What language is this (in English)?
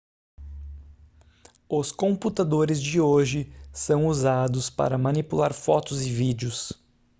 Portuguese